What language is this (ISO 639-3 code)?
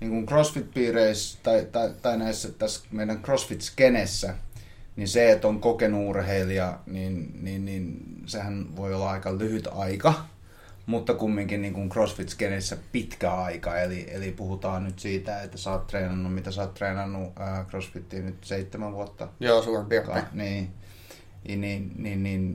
fin